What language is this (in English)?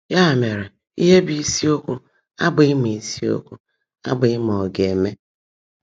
Igbo